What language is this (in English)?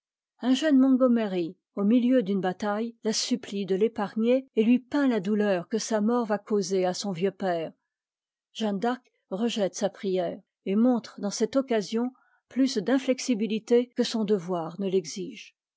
French